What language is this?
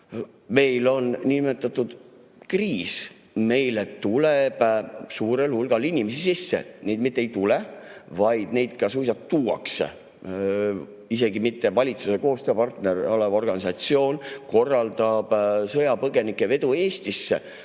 Estonian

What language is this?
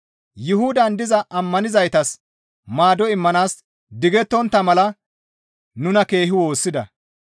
Gamo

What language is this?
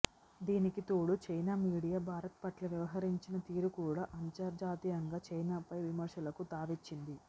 Telugu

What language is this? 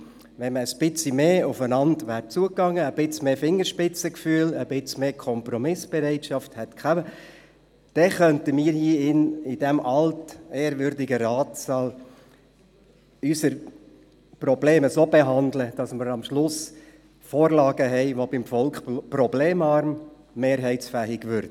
Swiss German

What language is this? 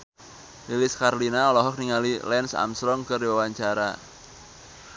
Sundanese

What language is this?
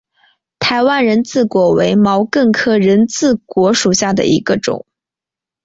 Chinese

